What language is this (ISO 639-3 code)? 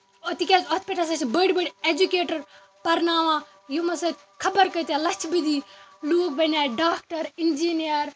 kas